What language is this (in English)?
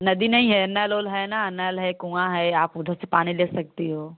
Hindi